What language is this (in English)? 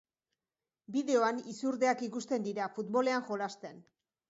Basque